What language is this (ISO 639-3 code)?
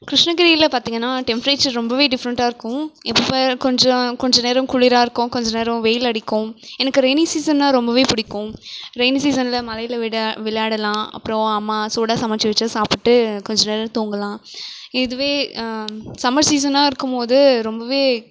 tam